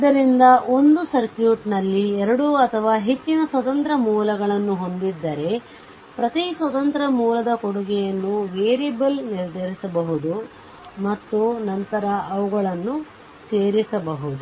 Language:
Kannada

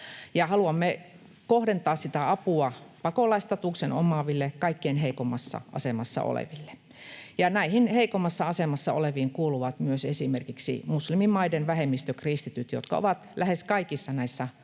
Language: Finnish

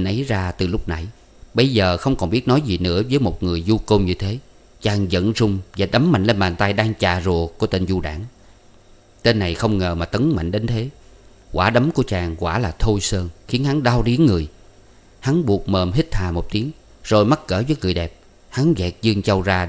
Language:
Vietnamese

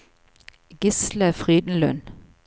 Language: Norwegian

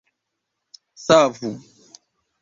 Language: Esperanto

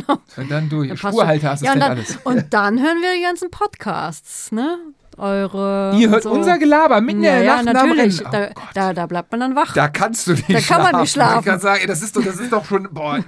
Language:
German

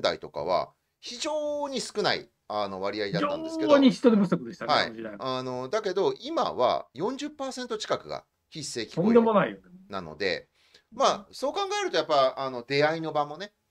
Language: Japanese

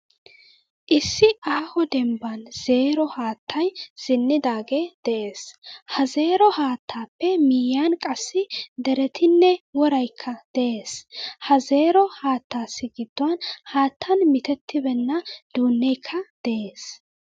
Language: Wolaytta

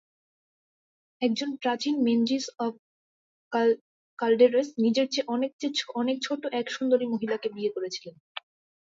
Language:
Bangla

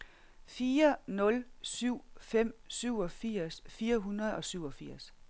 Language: Danish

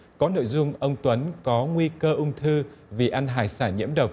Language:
Vietnamese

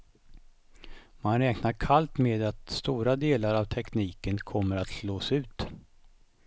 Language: Swedish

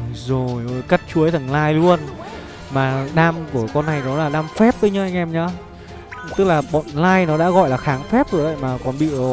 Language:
Vietnamese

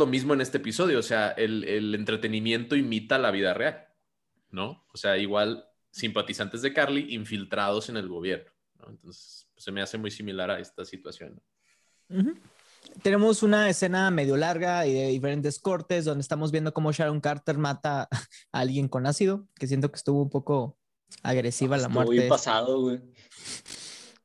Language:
Spanish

